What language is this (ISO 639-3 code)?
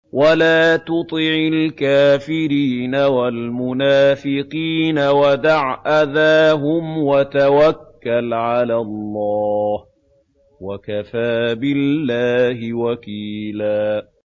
ara